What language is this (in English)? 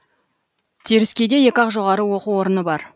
Kazakh